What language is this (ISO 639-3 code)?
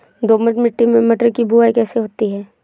hin